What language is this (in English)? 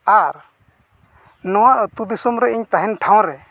Santali